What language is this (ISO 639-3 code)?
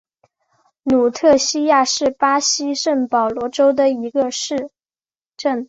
zho